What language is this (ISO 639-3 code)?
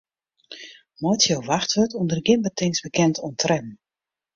fry